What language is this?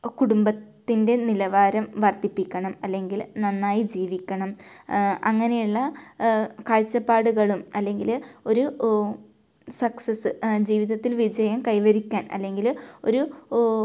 Malayalam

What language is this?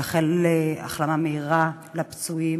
Hebrew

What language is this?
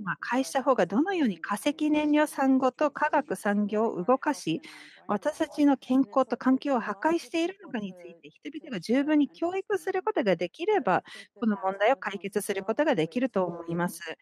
Japanese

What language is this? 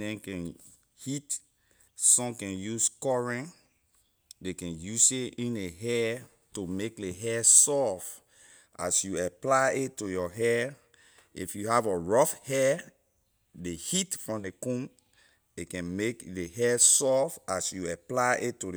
Liberian English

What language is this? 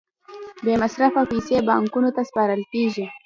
Pashto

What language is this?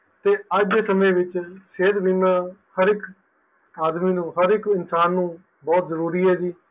Punjabi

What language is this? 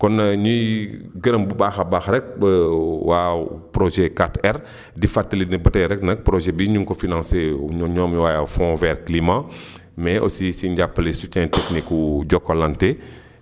Wolof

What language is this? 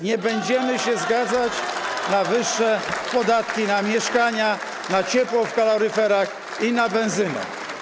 Polish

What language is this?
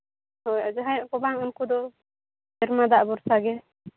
Santali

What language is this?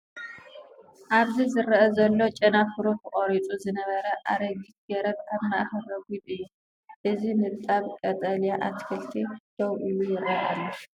Tigrinya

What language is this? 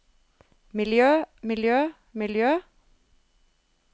Norwegian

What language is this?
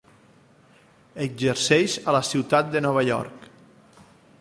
Catalan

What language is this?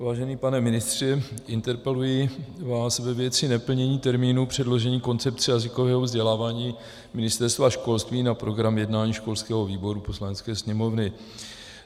Czech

